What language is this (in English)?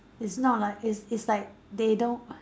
English